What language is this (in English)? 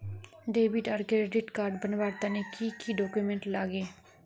Magahi